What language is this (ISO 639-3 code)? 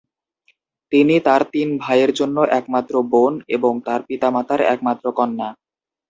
ben